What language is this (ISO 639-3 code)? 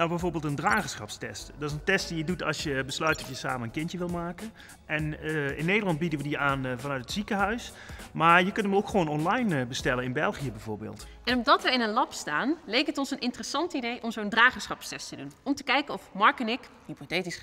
nld